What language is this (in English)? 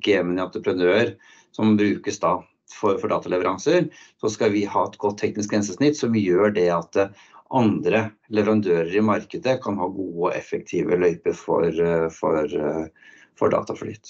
Norwegian